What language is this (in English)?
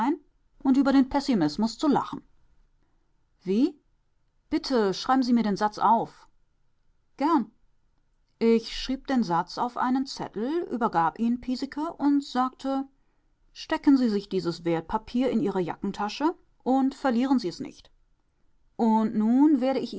German